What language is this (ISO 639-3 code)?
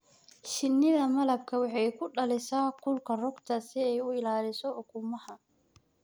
som